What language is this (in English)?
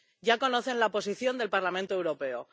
Spanish